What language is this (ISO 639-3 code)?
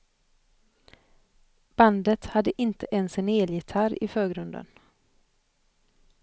swe